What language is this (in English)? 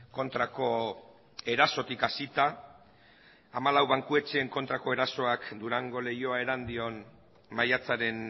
Basque